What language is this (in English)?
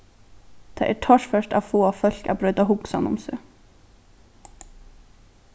Faroese